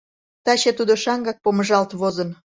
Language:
Mari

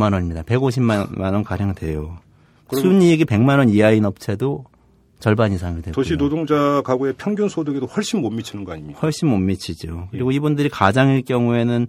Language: Korean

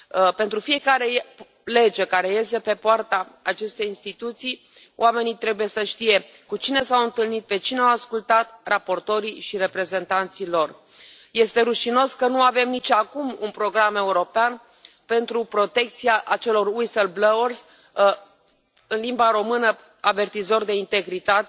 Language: Romanian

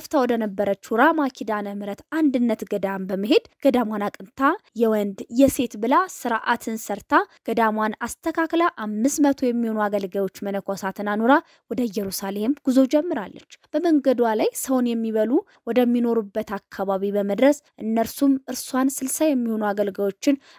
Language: Arabic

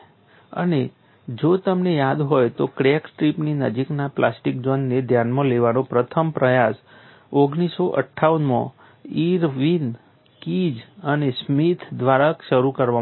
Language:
Gujarati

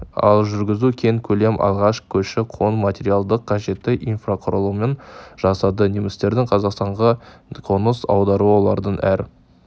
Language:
Kazakh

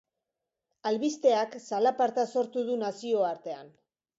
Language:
Basque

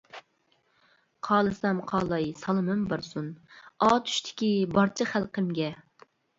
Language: Uyghur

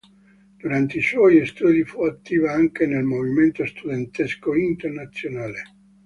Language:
Italian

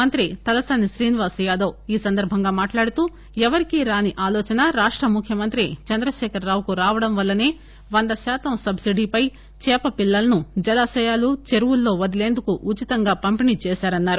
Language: Telugu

